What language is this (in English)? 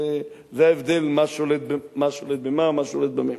Hebrew